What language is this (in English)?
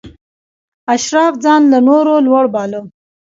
Pashto